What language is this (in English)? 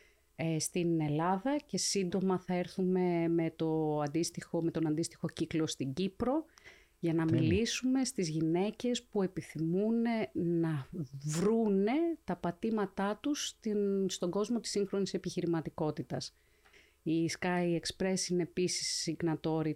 Greek